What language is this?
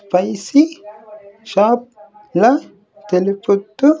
Telugu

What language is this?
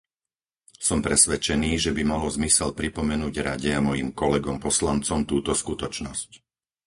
Slovak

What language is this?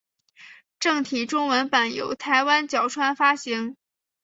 Chinese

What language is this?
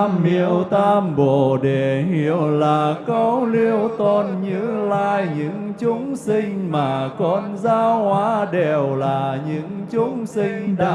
Vietnamese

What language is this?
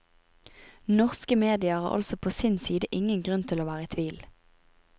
Norwegian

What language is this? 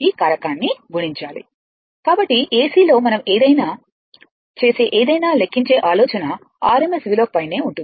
Telugu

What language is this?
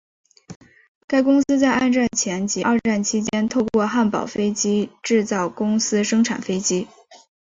Chinese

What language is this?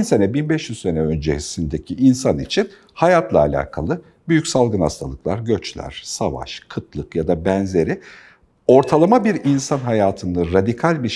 Turkish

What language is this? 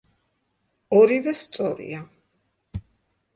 Georgian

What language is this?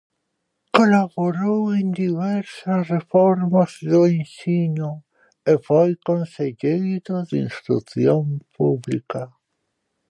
Galician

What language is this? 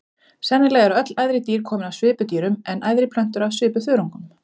Icelandic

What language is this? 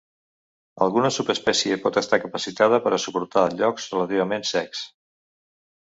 Catalan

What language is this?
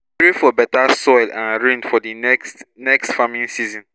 Nigerian Pidgin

